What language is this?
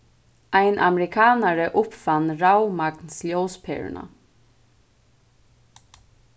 Faroese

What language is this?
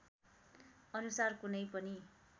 Nepali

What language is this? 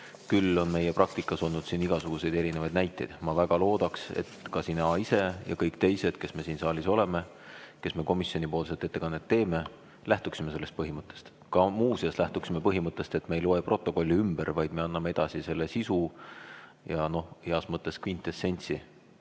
Estonian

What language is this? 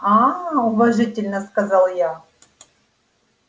Russian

